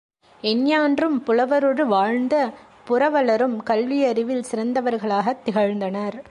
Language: Tamil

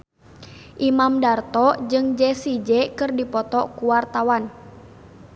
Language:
Sundanese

